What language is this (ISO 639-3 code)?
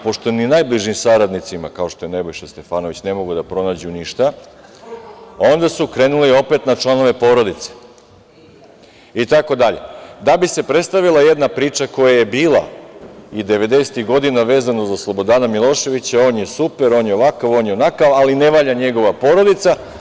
srp